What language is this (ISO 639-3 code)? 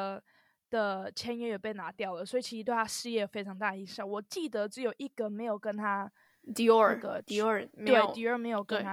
zho